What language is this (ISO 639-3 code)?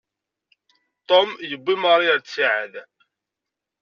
kab